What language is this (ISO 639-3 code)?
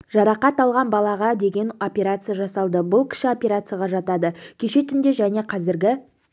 kaz